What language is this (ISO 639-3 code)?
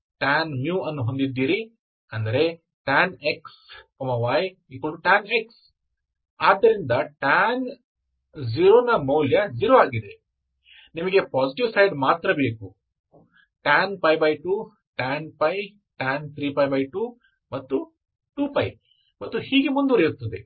kan